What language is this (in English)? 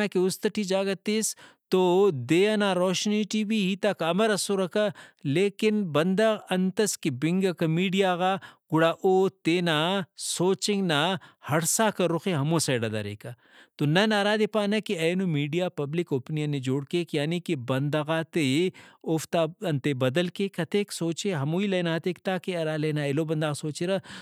Brahui